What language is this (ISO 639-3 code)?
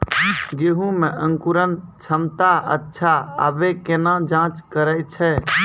mai